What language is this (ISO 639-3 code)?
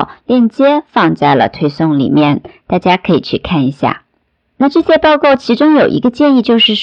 zho